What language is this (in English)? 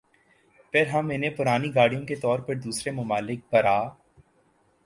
Urdu